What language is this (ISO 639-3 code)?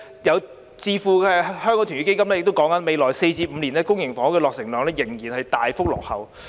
yue